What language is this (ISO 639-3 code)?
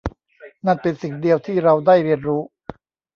tha